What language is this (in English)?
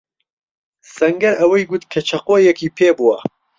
Central Kurdish